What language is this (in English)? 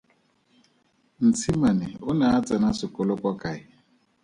Tswana